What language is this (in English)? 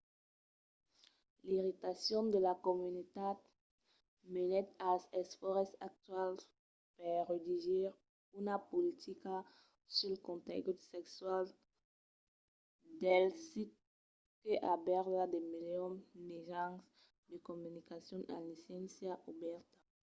Occitan